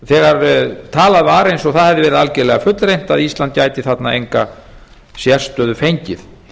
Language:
Icelandic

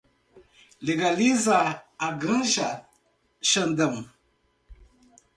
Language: Portuguese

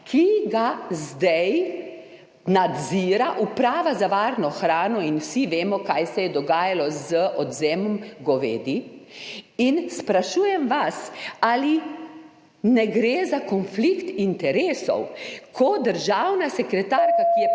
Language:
Slovenian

